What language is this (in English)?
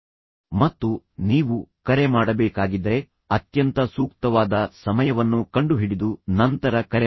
Kannada